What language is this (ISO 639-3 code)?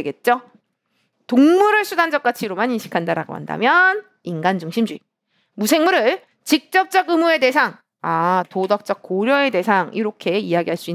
kor